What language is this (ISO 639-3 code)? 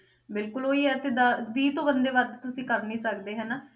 pan